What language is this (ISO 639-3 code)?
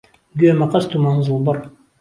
ckb